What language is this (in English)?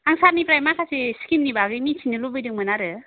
Bodo